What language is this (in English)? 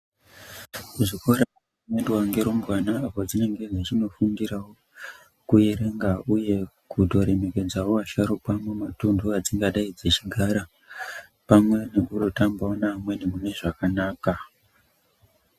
Ndau